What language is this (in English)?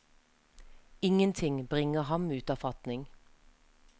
Norwegian